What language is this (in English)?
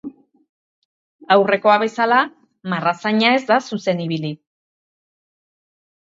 Basque